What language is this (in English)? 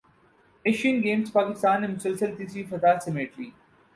Urdu